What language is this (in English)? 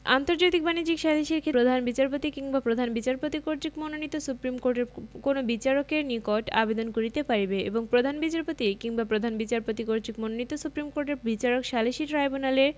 Bangla